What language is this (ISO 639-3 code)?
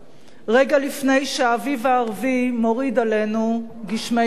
heb